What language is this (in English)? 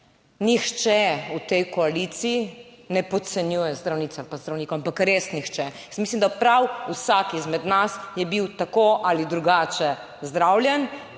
Slovenian